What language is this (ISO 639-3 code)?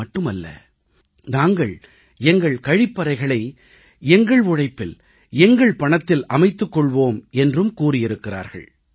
tam